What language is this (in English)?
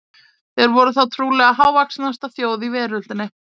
Icelandic